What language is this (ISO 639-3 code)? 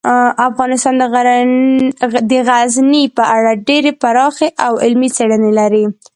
pus